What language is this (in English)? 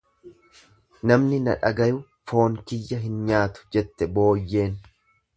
Oromo